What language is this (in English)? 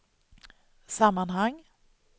Swedish